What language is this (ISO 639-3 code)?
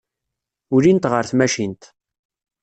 kab